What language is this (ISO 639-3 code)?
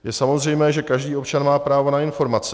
ces